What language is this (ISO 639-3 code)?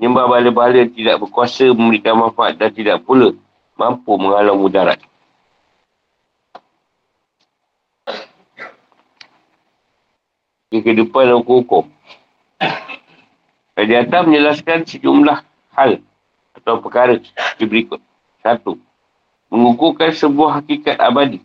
msa